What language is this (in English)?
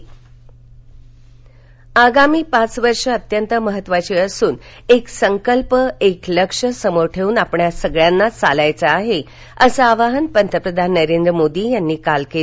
Marathi